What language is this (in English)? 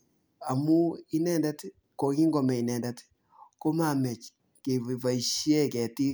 Kalenjin